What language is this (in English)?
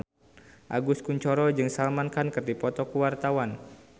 Sundanese